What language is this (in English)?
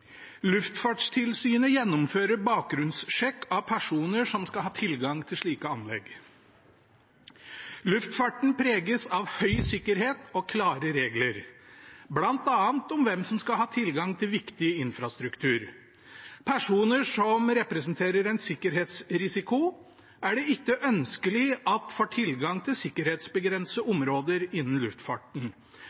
Norwegian Bokmål